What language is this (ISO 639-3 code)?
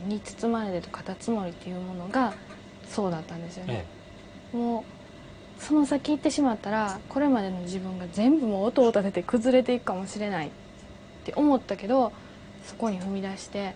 jpn